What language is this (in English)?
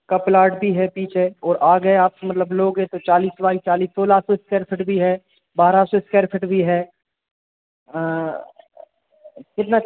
Hindi